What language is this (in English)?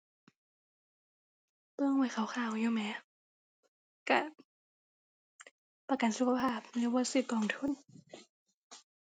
Thai